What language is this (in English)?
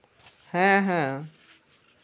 Santali